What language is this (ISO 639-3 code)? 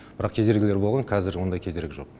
kaz